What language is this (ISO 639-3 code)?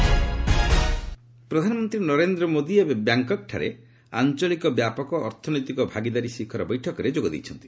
ori